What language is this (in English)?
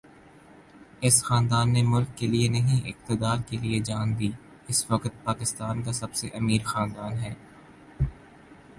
Urdu